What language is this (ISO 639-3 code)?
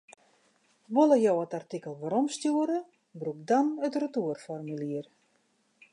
fry